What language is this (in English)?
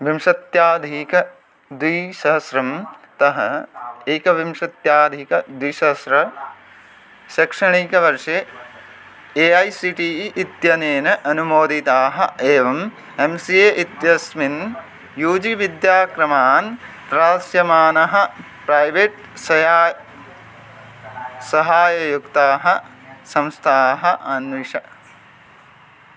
Sanskrit